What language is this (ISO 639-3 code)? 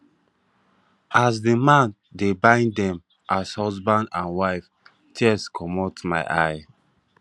pcm